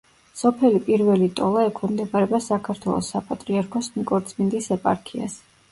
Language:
Georgian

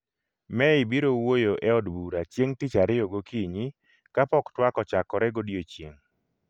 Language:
Luo (Kenya and Tanzania)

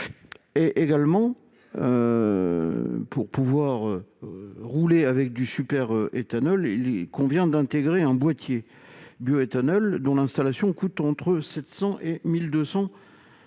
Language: French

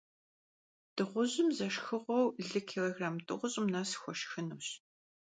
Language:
Kabardian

